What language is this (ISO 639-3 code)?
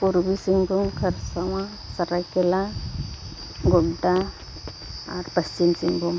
sat